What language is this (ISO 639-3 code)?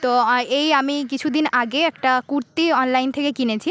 ben